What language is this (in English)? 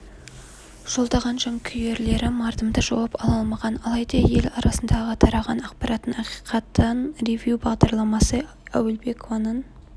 Kazakh